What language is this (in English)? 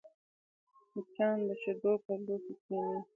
Pashto